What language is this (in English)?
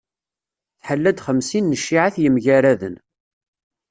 Kabyle